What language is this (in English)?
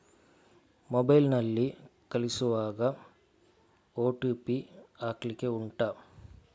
Kannada